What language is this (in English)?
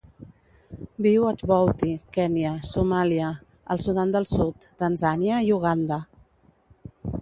Catalan